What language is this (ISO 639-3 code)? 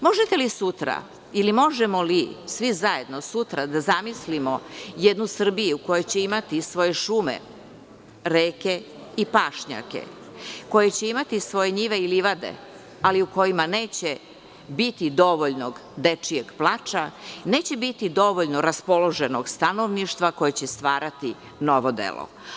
srp